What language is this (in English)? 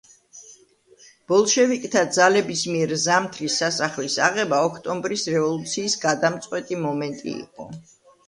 Georgian